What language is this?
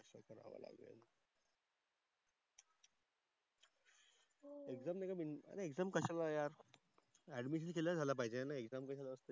Marathi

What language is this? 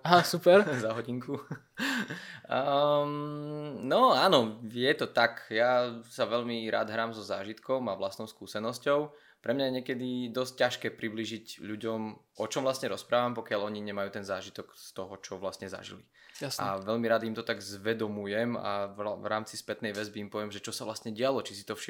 Slovak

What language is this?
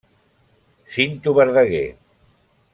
Catalan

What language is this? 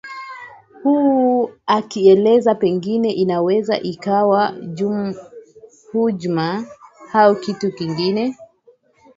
Swahili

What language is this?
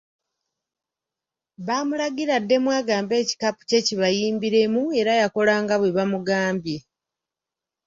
Ganda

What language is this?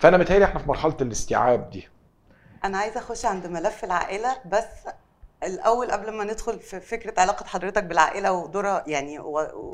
Arabic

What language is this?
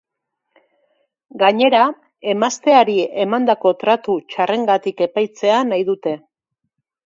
Basque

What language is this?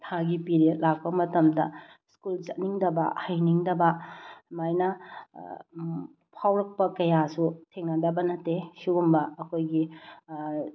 Manipuri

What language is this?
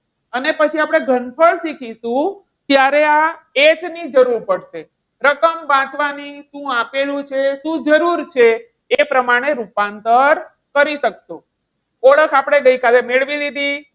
Gujarati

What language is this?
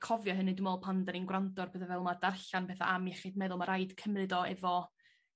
Welsh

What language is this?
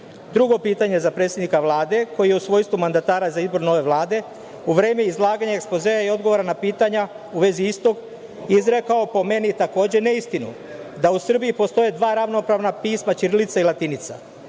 Serbian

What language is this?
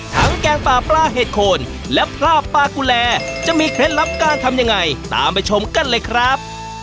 Thai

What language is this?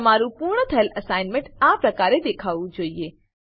Gujarati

